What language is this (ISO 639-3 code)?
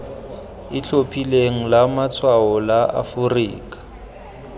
tsn